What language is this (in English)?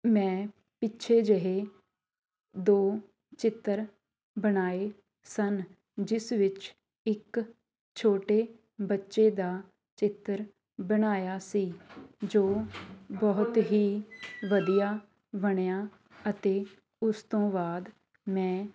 Punjabi